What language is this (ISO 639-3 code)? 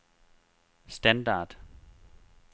dan